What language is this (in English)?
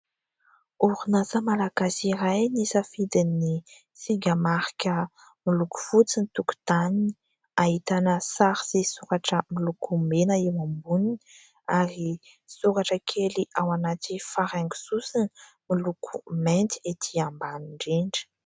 Malagasy